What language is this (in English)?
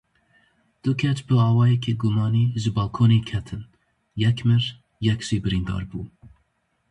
Kurdish